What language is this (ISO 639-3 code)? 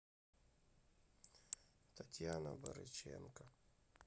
rus